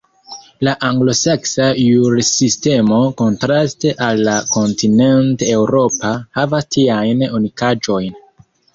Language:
Esperanto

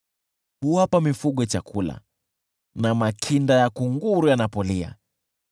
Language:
Swahili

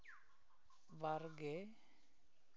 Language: Santali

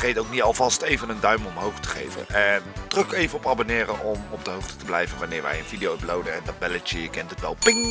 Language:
Dutch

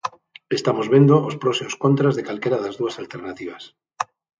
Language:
Galician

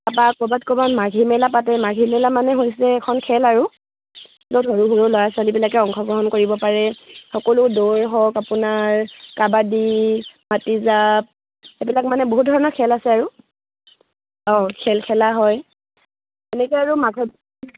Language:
Assamese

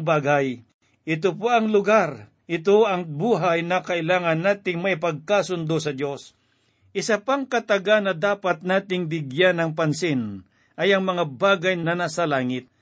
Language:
Filipino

